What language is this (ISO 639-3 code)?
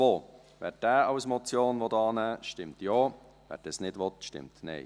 gsw